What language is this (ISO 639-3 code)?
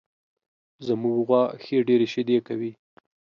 pus